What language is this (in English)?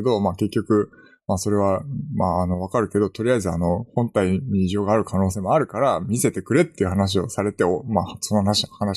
Japanese